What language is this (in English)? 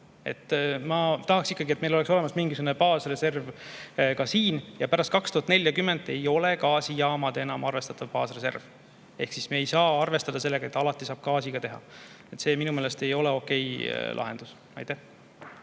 Estonian